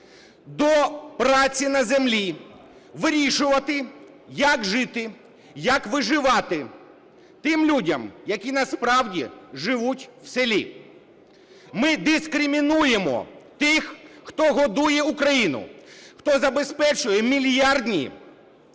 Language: Ukrainian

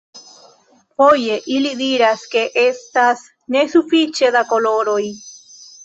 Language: Esperanto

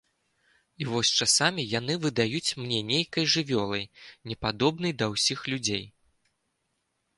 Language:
Belarusian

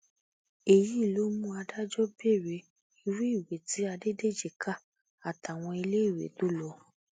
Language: Yoruba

